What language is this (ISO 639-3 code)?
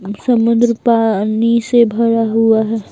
hin